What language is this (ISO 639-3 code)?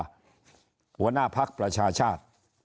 tha